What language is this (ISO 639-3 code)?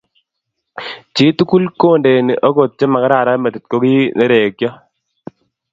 kln